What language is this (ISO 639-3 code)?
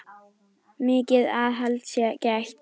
isl